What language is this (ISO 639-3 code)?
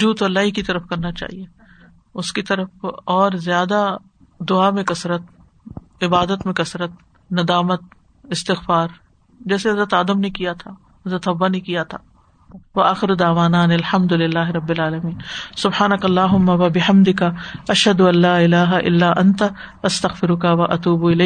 urd